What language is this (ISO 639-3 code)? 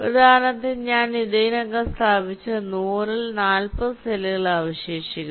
mal